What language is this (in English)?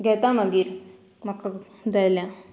Konkani